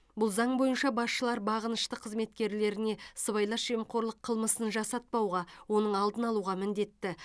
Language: Kazakh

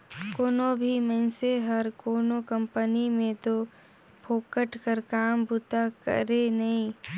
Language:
Chhattisgarhi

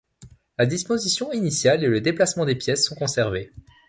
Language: French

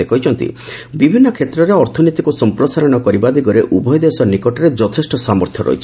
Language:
Odia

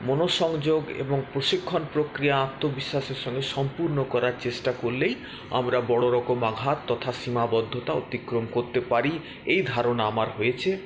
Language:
Bangla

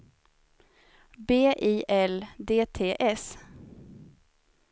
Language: Swedish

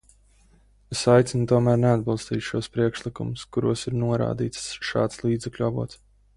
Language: Latvian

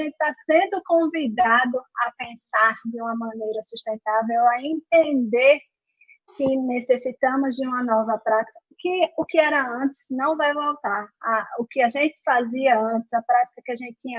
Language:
Portuguese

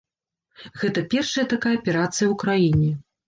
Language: Belarusian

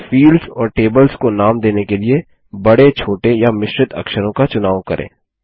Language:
Hindi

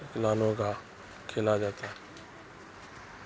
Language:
Urdu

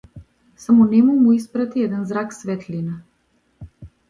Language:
Macedonian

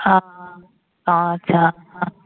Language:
Assamese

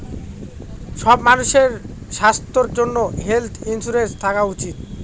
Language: Bangla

